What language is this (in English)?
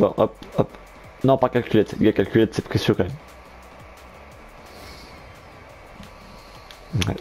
French